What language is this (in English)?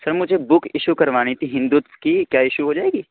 Urdu